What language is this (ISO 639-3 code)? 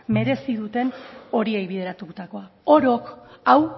eus